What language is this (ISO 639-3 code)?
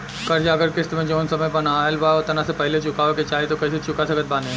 bho